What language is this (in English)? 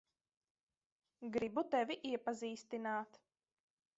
Latvian